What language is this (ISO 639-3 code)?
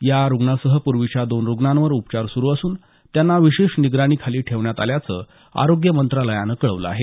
mar